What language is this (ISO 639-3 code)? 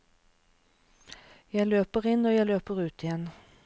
nor